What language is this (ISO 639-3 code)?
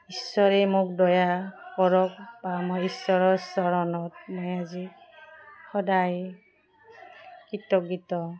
asm